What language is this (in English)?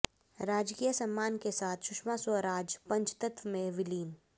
Hindi